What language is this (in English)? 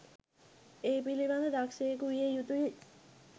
Sinhala